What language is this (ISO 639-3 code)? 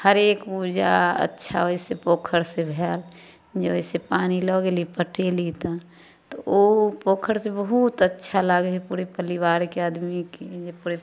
mai